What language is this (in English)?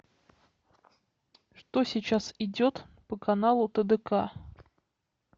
Russian